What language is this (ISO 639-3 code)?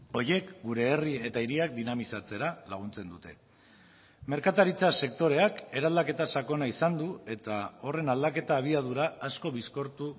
eus